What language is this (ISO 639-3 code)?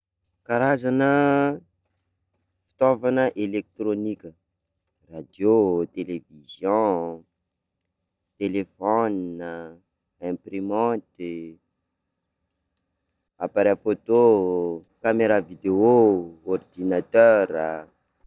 skg